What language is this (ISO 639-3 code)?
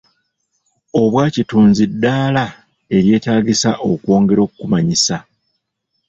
lug